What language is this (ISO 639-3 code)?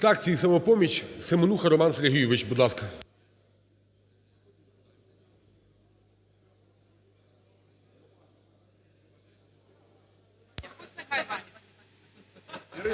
ukr